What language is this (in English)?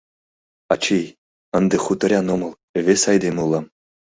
Mari